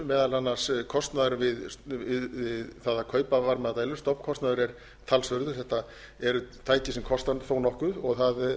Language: Icelandic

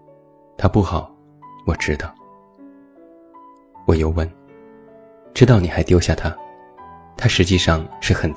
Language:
Chinese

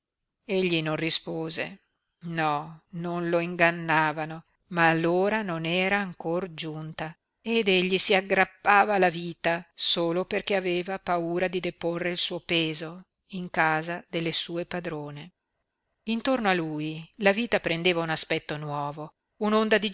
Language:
Italian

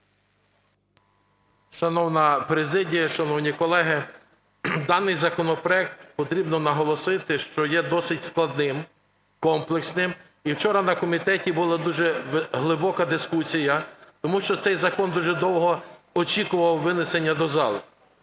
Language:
Ukrainian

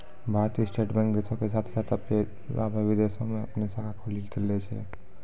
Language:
Maithili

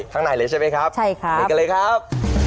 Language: Thai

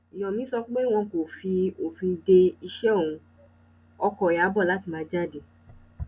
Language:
Yoruba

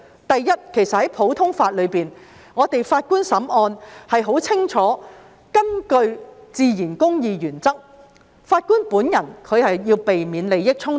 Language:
Cantonese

